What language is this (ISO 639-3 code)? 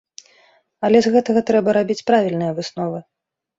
bel